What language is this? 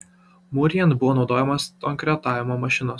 Lithuanian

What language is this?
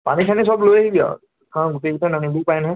Assamese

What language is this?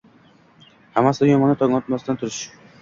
Uzbek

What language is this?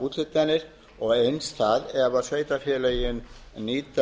Icelandic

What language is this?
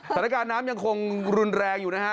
Thai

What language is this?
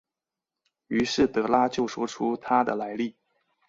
Chinese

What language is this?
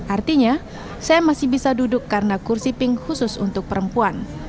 Indonesian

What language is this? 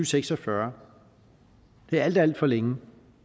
Danish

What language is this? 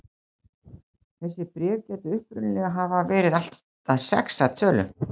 Icelandic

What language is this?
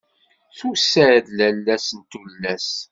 Kabyle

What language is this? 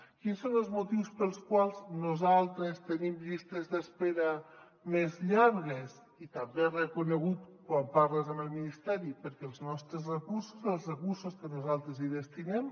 Catalan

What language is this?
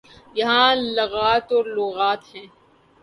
Urdu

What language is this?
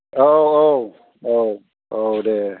Bodo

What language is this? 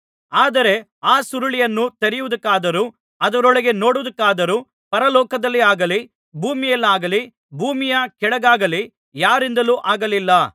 Kannada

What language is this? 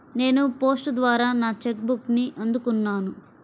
Telugu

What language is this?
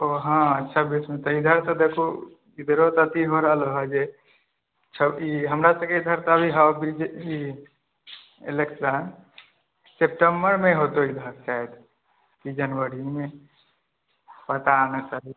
Maithili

